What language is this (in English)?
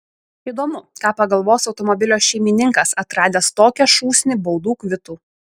Lithuanian